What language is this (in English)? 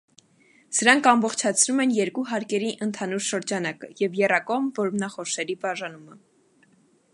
Armenian